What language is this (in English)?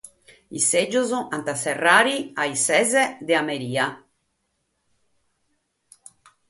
Sardinian